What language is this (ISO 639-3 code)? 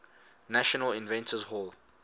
eng